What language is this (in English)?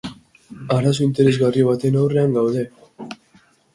Basque